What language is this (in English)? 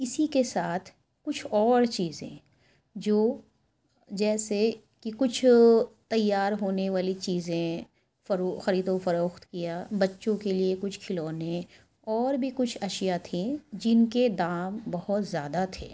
Urdu